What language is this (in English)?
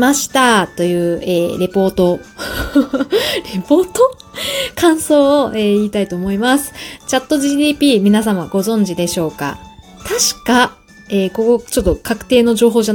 Japanese